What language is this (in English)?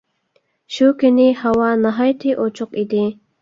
Uyghur